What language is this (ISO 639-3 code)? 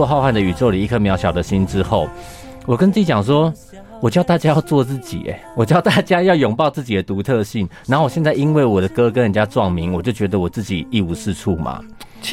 zho